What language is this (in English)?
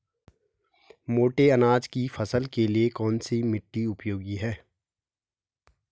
Hindi